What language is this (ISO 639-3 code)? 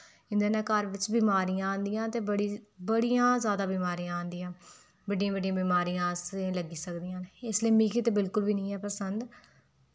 doi